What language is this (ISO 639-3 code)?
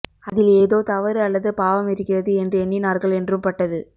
tam